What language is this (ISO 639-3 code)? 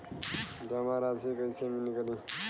bho